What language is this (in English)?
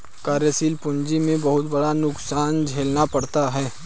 Hindi